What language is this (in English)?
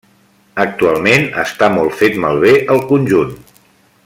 Catalan